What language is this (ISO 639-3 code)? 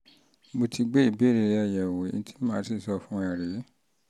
yor